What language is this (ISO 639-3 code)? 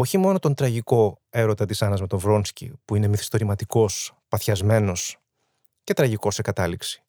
ell